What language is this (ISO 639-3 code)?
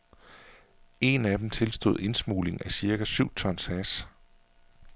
dan